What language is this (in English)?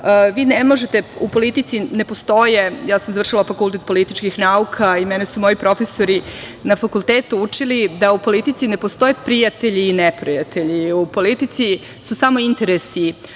Serbian